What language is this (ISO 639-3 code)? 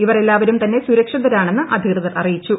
mal